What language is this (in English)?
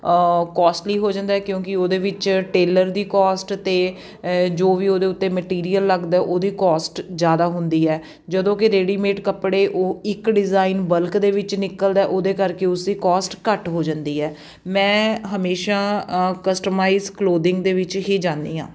Punjabi